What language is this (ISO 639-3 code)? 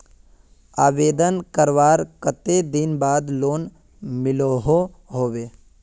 mag